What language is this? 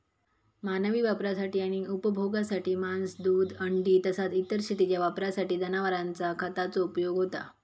Marathi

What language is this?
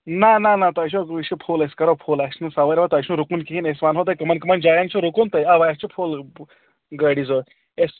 Kashmiri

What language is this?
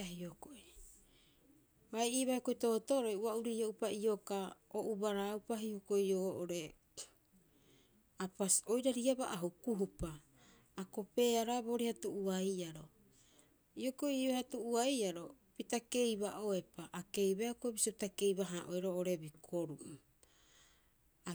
Rapoisi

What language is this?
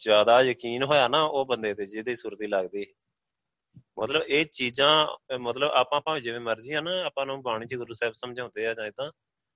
Punjabi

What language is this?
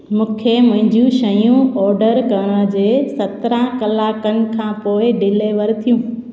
Sindhi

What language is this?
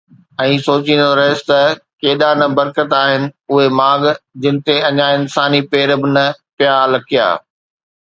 Sindhi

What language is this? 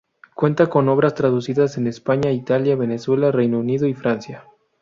Spanish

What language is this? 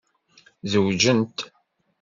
Kabyle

